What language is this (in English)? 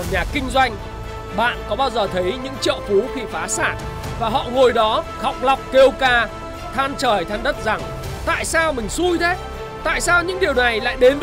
Vietnamese